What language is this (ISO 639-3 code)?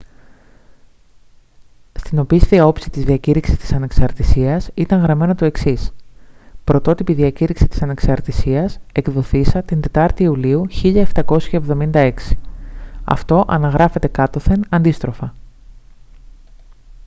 ell